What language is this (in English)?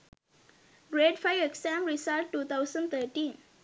Sinhala